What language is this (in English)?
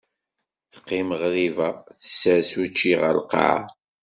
Kabyle